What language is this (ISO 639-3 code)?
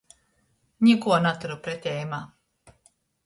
ltg